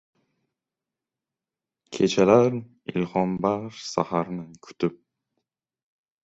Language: Uzbek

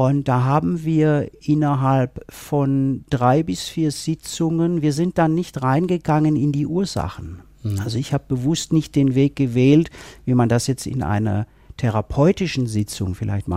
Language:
German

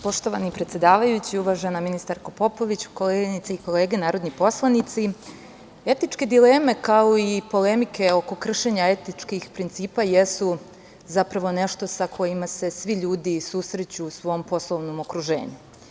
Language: Serbian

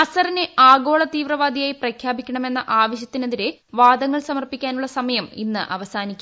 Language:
Malayalam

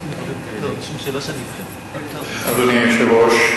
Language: Hebrew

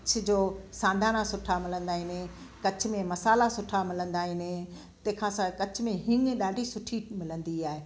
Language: Sindhi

